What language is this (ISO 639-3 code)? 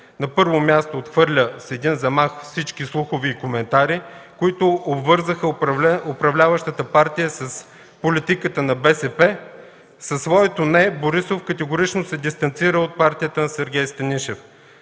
bul